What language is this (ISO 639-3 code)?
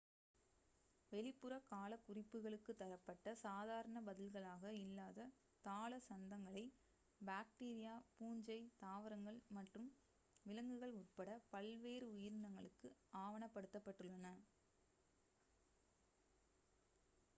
tam